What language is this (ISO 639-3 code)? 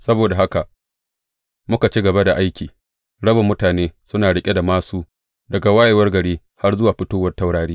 hau